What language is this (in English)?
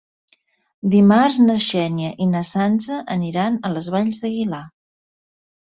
Catalan